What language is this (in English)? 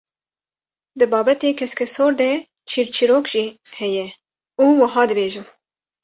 Kurdish